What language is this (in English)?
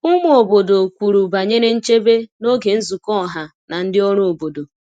Igbo